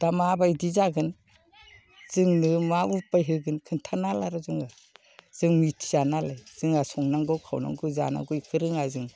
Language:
Bodo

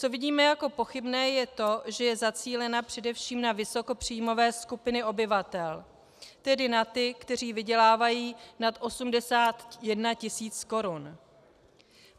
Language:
Czech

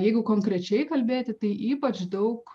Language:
Lithuanian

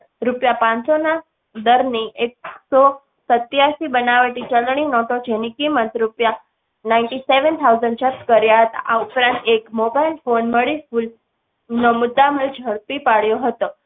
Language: Gujarati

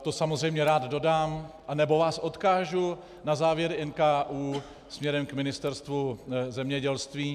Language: Czech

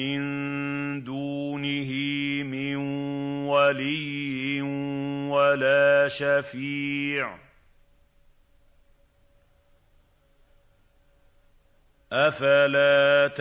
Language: Arabic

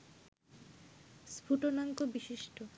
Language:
Bangla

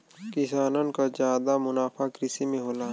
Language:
Bhojpuri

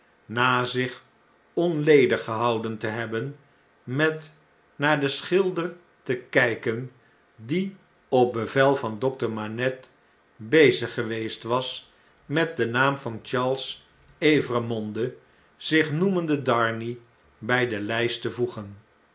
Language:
Dutch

